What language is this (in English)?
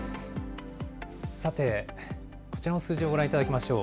Japanese